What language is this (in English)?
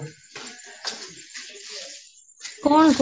Odia